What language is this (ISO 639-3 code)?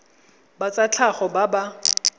tsn